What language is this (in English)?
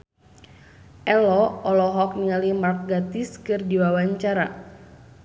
Sundanese